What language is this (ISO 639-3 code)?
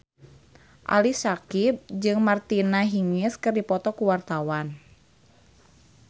sun